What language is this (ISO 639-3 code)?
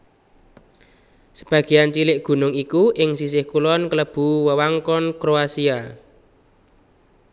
jav